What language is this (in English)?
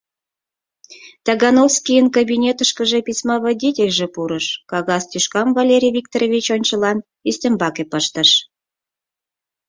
Mari